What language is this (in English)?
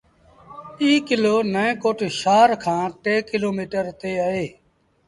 Sindhi Bhil